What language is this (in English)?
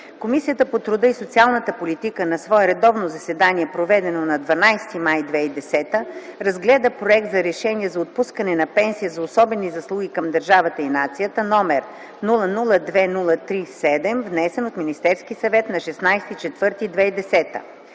Bulgarian